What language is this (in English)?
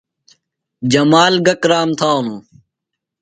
Phalura